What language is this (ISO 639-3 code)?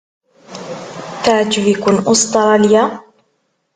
kab